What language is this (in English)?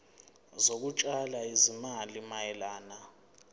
Zulu